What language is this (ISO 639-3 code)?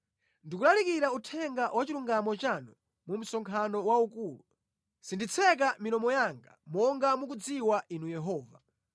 nya